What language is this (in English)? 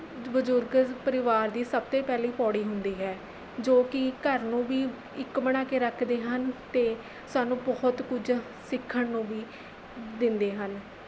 Punjabi